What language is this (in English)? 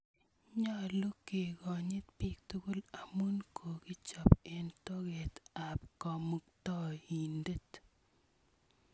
Kalenjin